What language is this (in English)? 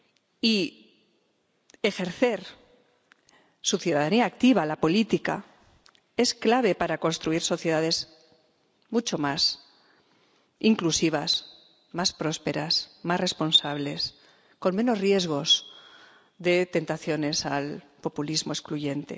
Spanish